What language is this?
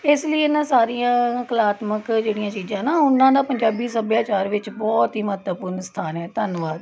Punjabi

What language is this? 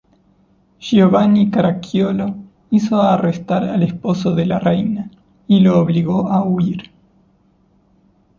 Spanish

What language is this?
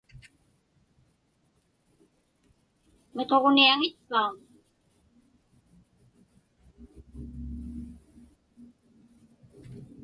Inupiaq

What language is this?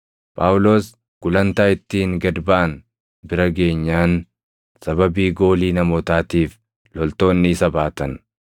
Oromo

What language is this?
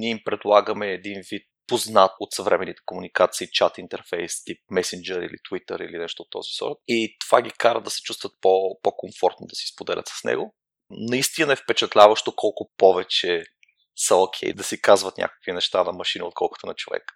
Bulgarian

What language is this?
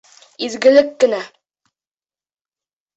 Bashkir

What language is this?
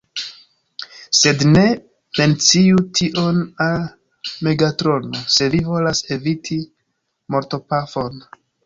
Esperanto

